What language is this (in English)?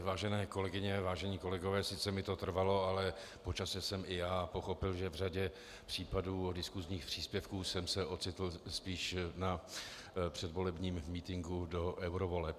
Czech